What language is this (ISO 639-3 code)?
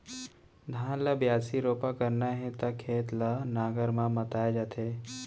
hne